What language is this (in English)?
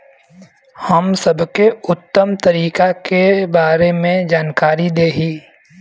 Bhojpuri